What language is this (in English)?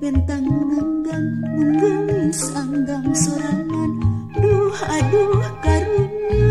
Indonesian